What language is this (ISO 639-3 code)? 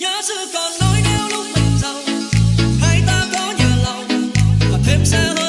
vie